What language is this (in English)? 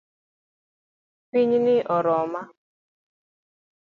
Luo (Kenya and Tanzania)